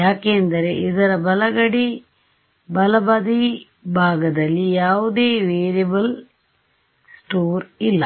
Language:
Kannada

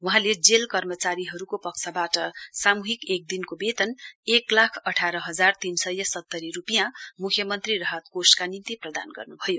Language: Nepali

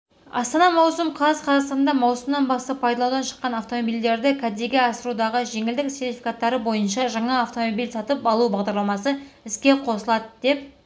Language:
Kazakh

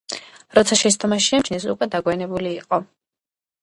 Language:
Georgian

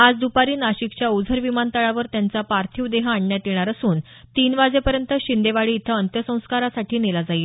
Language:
Marathi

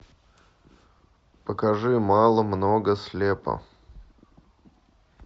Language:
Russian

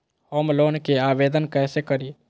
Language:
Magahi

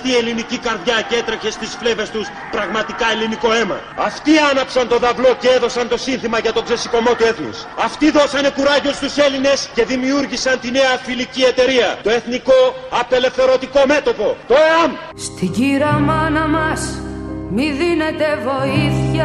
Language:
Greek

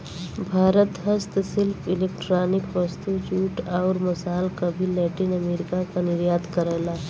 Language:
Bhojpuri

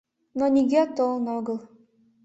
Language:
Mari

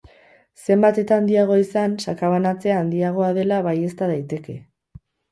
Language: Basque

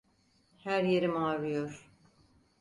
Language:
Turkish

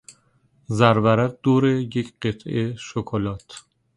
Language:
Persian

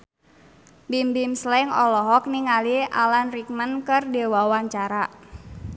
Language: Sundanese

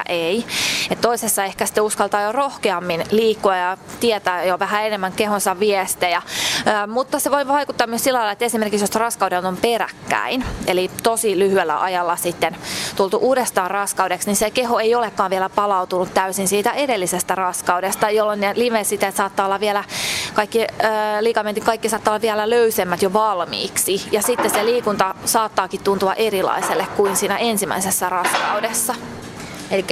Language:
Finnish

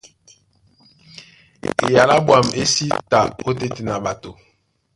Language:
Duala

